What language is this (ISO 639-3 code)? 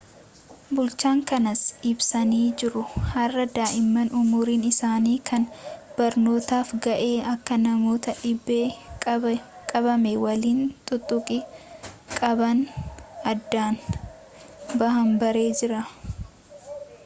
orm